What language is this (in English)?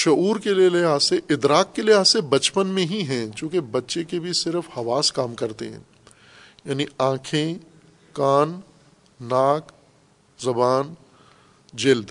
Urdu